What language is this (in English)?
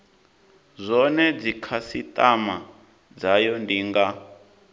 Venda